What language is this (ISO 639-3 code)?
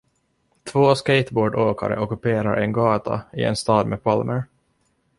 swe